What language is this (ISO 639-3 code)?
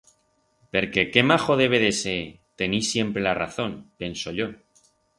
arg